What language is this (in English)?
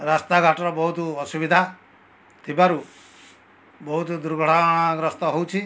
Odia